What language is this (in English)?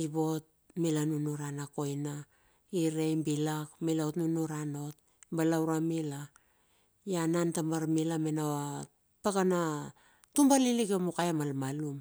Bilur